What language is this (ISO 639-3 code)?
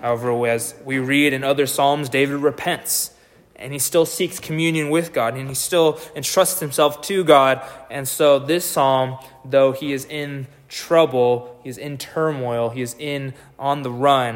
eng